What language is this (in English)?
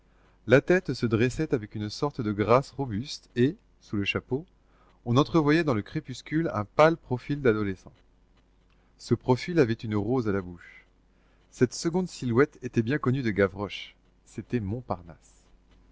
French